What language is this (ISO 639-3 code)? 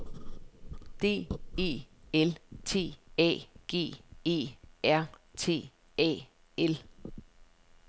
dan